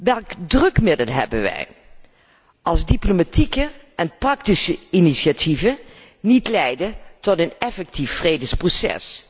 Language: Dutch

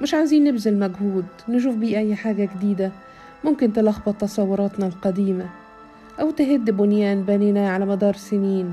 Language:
Arabic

